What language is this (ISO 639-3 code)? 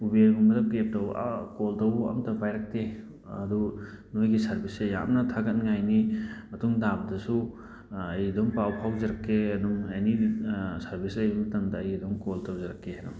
mni